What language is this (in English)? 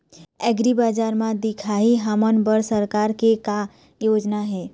Chhattisgarhi